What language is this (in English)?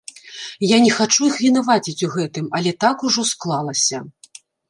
Belarusian